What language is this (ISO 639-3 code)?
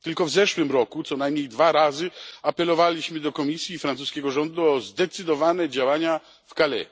pol